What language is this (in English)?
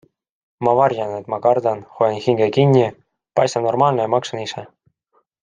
Estonian